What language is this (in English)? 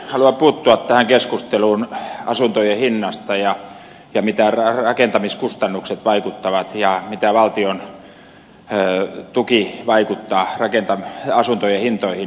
Finnish